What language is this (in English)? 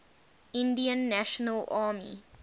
English